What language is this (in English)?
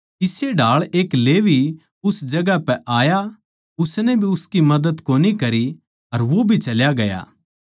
Haryanvi